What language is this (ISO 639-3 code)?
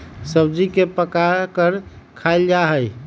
mag